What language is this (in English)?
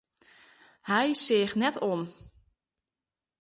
Western Frisian